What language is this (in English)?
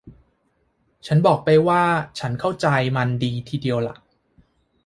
Thai